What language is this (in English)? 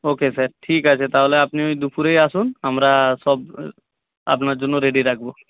Bangla